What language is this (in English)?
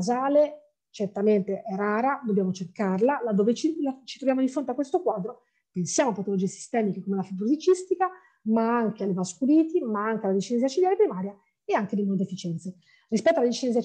Italian